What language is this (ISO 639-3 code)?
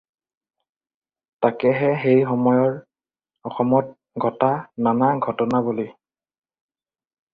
asm